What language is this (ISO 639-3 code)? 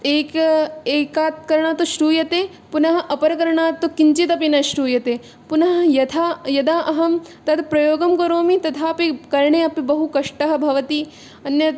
san